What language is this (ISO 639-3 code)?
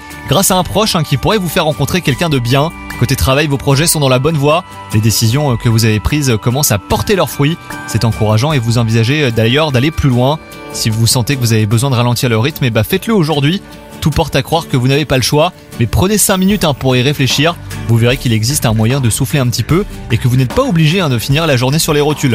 fra